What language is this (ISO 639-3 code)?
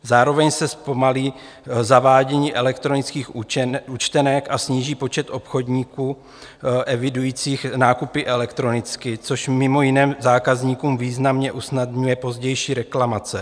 ces